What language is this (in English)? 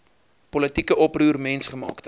Afrikaans